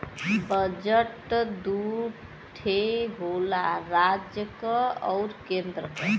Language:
Bhojpuri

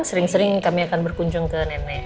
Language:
Indonesian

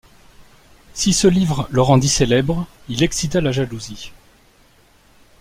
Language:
French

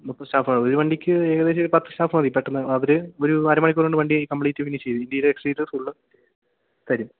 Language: Malayalam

